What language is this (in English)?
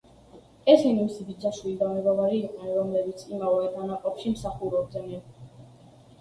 Georgian